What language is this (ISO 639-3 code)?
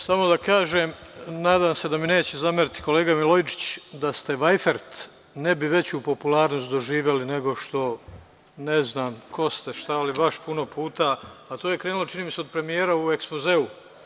srp